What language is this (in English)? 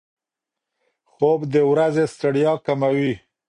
Pashto